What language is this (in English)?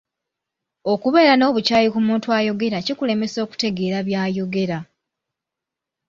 Ganda